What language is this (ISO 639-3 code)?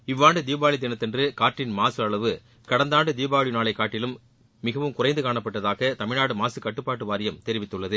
tam